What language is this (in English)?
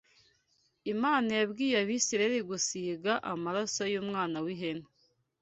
Kinyarwanda